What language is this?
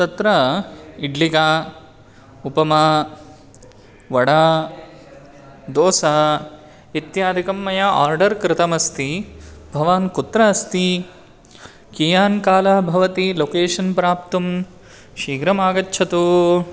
Sanskrit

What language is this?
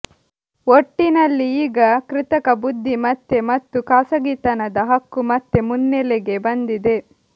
Kannada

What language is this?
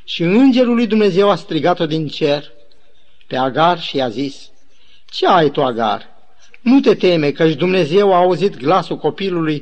Romanian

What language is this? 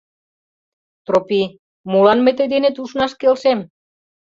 Mari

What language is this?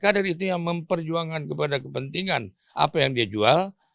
Indonesian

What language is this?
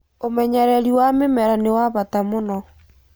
Kikuyu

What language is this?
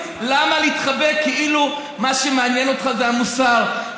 Hebrew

